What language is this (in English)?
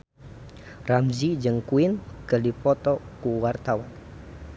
Sundanese